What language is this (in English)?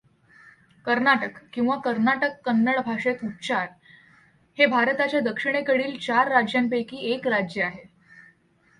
Marathi